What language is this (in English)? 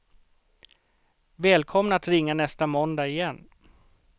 Swedish